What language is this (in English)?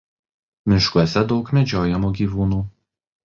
Lithuanian